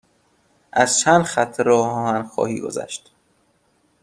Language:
Persian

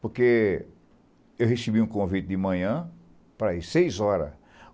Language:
Portuguese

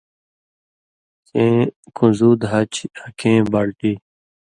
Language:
Indus Kohistani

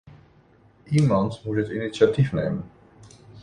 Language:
Dutch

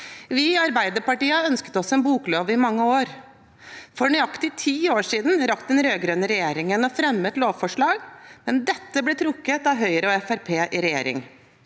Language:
Norwegian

